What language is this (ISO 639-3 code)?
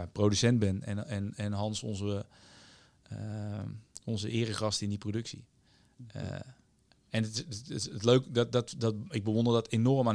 nld